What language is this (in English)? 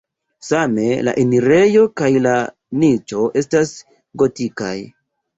Esperanto